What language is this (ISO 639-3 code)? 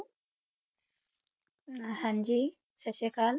pan